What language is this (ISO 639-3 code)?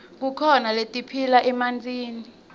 ssw